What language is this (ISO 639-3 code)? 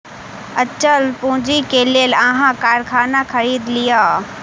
mai